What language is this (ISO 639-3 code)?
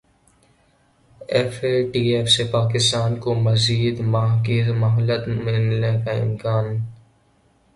urd